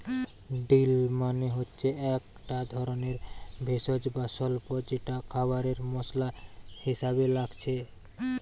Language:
Bangla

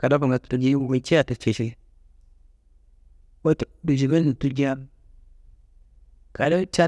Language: Kanembu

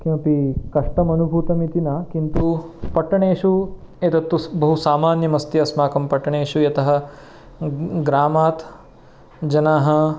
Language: Sanskrit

